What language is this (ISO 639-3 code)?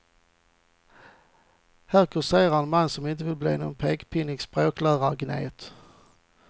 swe